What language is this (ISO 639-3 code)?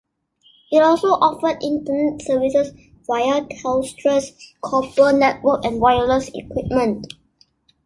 eng